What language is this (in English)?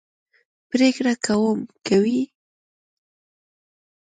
Pashto